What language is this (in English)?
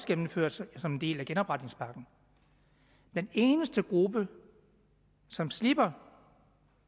Danish